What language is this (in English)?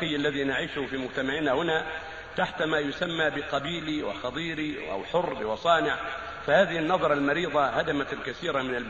Arabic